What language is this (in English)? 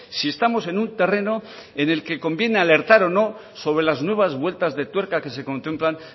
Spanish